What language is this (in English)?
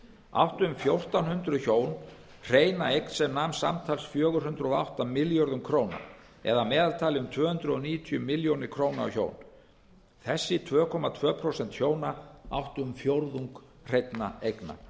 Icelandic